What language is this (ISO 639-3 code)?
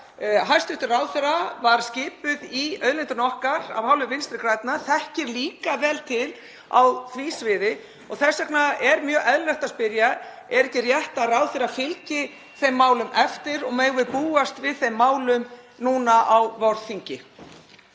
isl